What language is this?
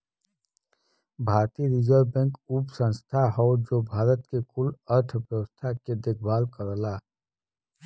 Bhojpuri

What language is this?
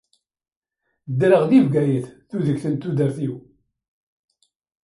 Kabyle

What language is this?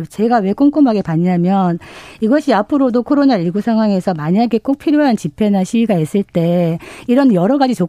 Korean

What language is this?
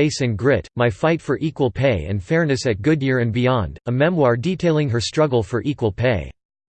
English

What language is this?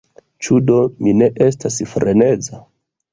Esperanto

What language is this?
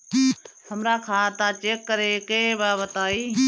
Bhojpuri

